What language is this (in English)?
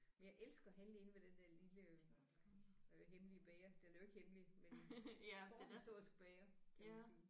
Danish